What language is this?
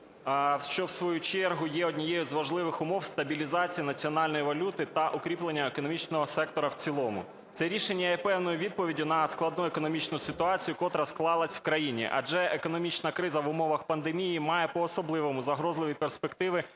Ukrainian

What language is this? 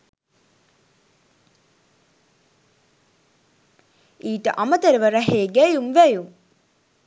Sinhala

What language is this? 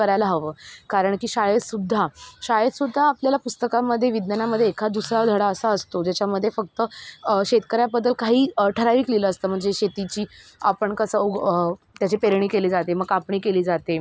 Marathi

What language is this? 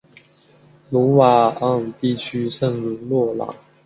Chinese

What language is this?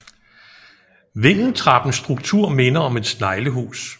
Danish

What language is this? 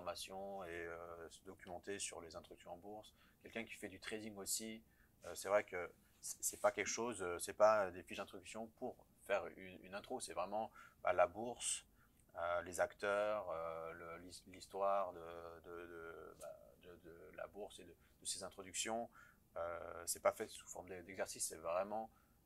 French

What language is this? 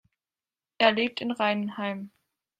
German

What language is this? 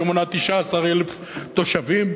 Hebrew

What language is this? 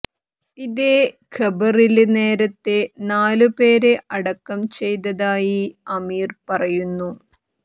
Malayalam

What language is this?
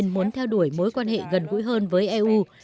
Vietnamese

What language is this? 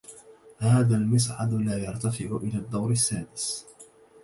Arabic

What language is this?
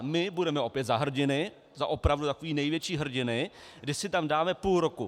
Czech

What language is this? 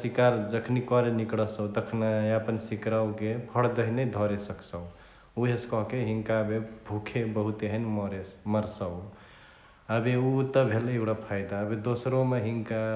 Chitwania Tharu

